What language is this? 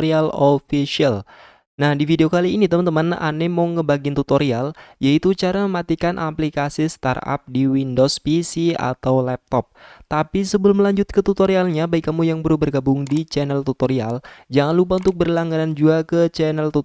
Indonesian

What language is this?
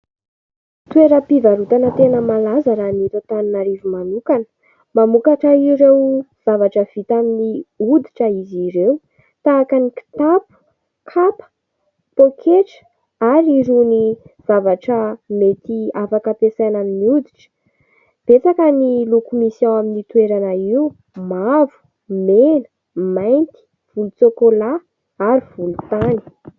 Malagasy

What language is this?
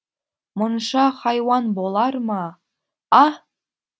Kazakh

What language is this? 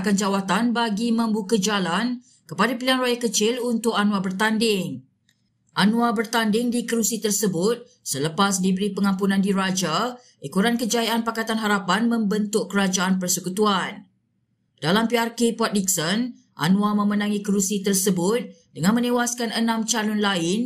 Malay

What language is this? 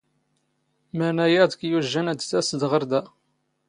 Standard Moroccan Tamazight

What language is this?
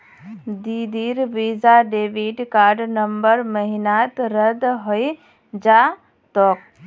Magahi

